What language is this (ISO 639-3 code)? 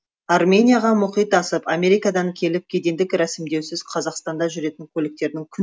kaz